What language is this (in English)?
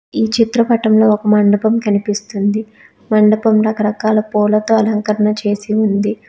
Telugu